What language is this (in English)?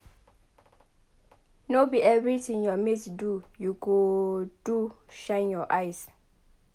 Nigerian Pidgin